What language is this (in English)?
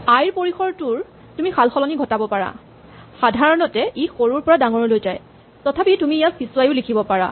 Assamese